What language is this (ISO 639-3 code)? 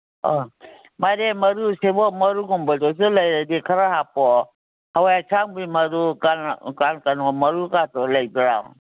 mni